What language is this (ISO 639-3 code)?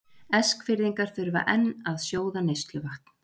isl